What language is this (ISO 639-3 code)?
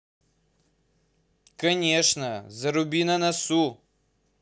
rus